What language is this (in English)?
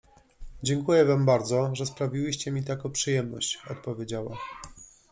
Polish